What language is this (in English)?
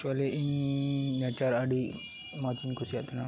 Santali